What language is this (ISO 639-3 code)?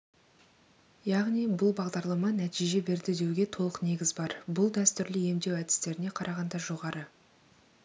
kaz